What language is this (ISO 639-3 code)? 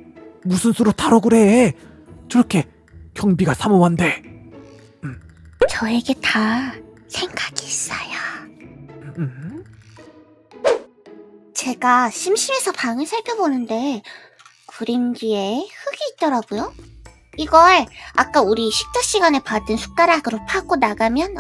kor